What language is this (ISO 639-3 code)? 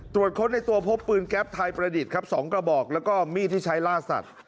tha